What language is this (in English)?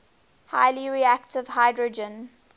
English